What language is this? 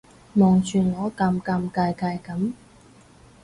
Cantonese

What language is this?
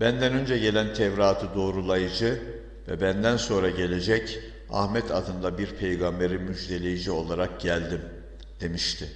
Turkish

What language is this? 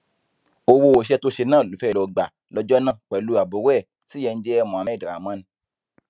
Yoruba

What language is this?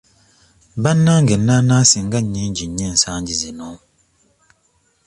Ganda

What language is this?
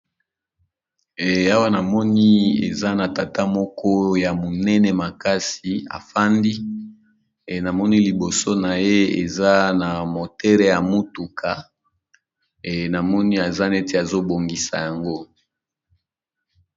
Lingala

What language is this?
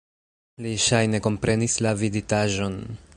Esperanto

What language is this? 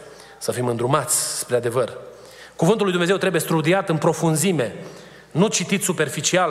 Romanian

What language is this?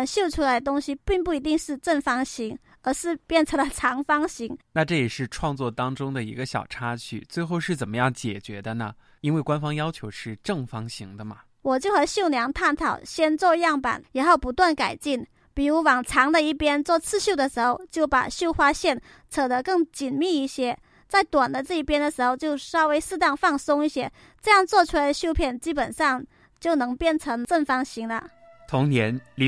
Chinese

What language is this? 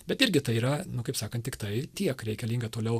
Lithuanian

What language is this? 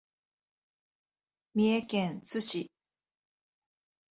Japanese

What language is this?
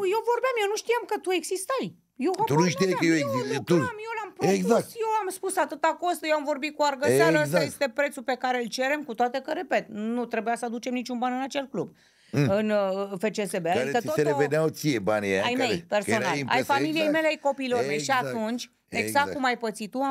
Romanian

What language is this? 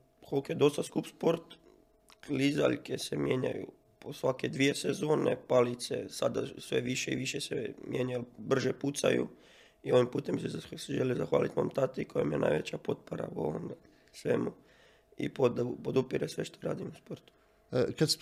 Croatian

